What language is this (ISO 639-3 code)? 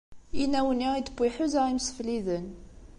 kab